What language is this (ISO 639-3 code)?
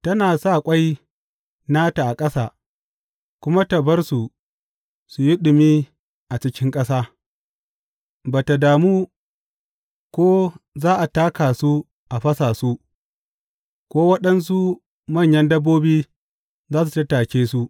hau